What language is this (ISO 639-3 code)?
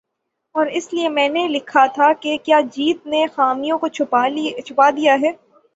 urd